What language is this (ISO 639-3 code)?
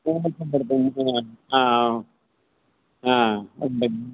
tam